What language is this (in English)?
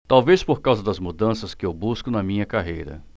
Portuguese